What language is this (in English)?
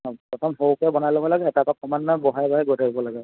Assamese